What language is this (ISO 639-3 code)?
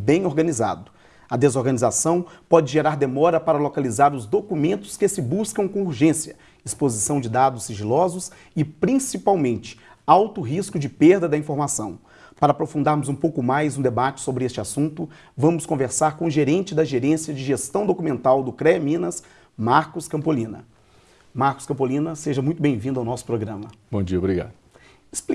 por